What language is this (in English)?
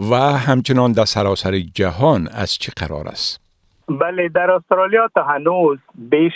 Persian